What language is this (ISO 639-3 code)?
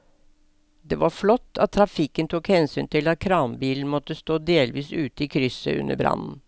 nor